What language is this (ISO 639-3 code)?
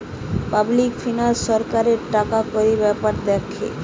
ben